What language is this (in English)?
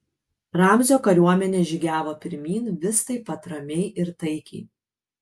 Lithuanian